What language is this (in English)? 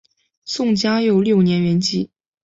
Chinese